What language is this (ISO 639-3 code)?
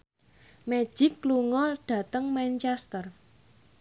jav